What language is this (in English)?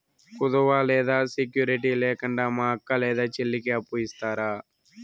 Telugu